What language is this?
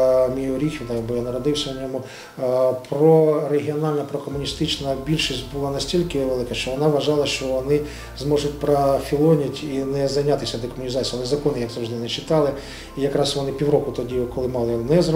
Ukrainian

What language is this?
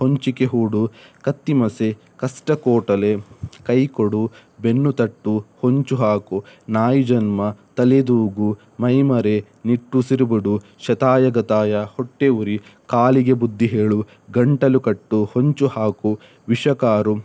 Kannada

